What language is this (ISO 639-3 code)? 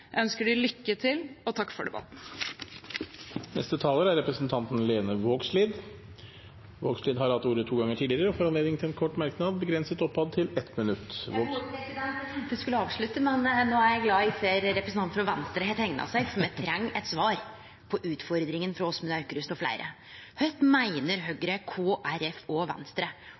nor